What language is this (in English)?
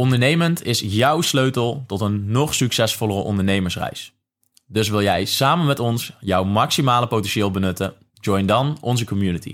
Dutch